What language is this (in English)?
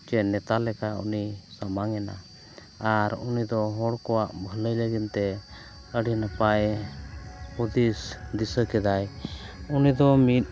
Santali